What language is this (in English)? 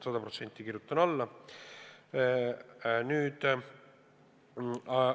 Estonian